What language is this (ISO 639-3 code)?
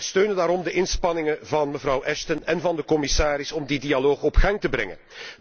nld